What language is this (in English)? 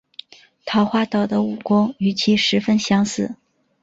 Chinese